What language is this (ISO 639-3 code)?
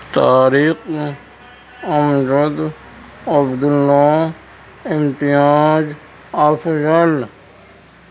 urd